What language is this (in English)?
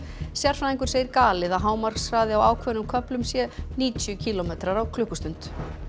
Icelandic